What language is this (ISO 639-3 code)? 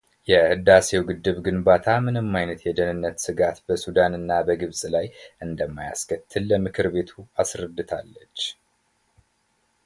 amh